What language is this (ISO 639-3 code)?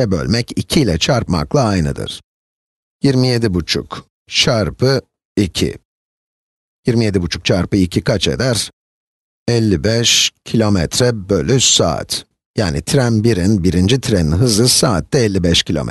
tur